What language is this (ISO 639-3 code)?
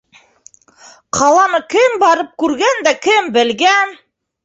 bak